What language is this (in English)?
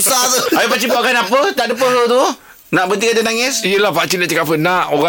Malay